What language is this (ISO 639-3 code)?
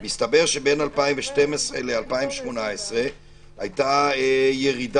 heb